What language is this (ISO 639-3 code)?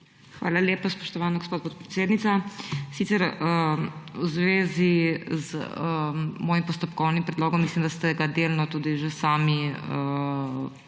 slv